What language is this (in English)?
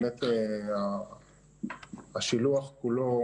Hebrew